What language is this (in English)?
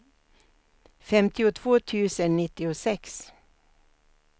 Swedish